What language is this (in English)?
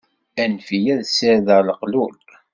Kabyle